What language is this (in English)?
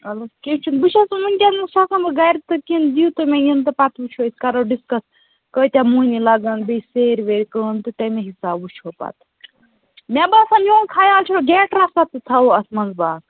Kashmiri